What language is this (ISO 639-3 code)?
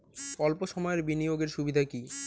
ben